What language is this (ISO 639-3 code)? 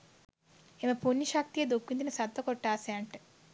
sin